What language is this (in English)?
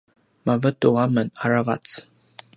Paiwan